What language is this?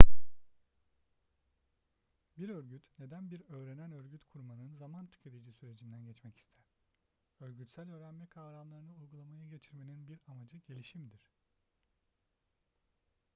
Turkish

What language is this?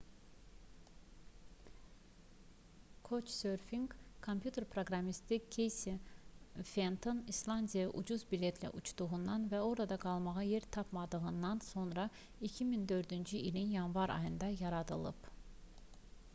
Azerbaijani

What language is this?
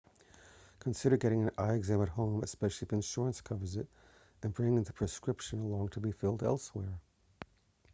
English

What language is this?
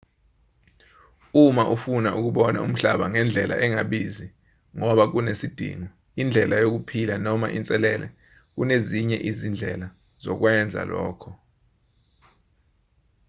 Zulu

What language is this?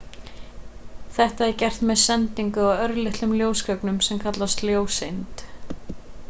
Icelandic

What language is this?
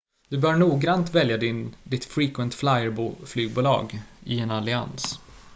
Swedish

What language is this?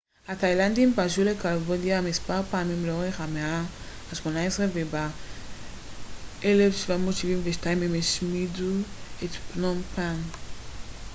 Hebrew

